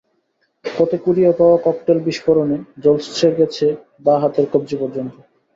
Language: Bangla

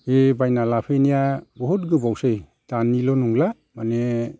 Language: Bodo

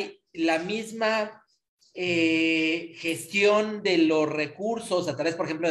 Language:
Spanish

